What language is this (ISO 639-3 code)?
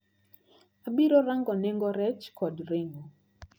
luo